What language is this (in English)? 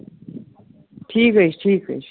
Kashmiri